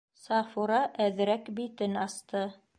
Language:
Bashkir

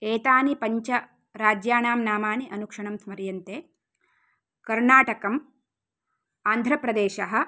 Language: Sanskrit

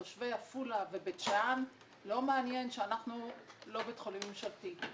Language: Hebrew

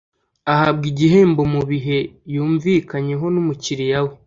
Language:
Kinyarwanda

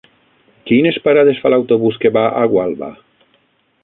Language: Catalan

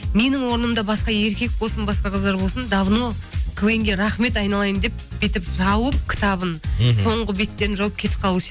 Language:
Kazakh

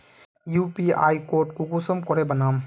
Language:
Magahi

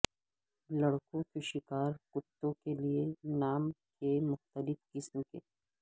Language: Urdu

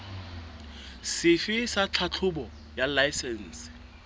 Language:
Southern Sotho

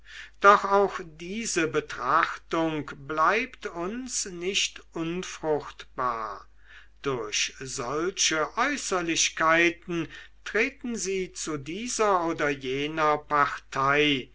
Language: German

